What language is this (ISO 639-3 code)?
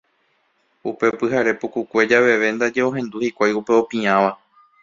grn